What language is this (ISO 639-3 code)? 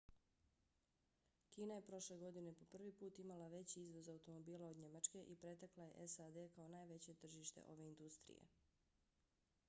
bos